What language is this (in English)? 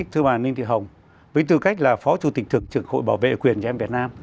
Vietnamese